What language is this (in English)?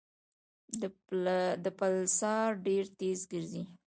Pashto